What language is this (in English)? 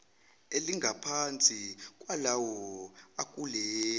Zulu